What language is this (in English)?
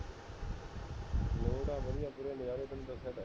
Punjabi